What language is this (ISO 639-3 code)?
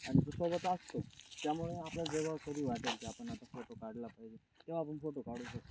mar